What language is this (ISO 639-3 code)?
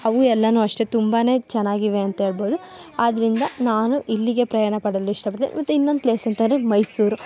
kan